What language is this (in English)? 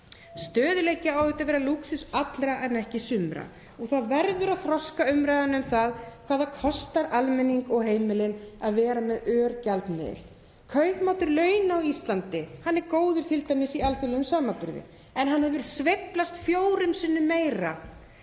Icelandic